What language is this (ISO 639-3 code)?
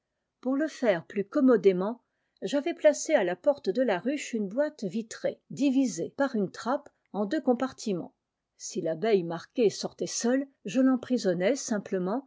fra